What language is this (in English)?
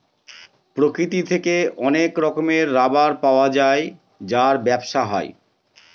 Bangla